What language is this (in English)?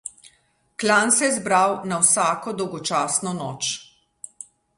Slovenian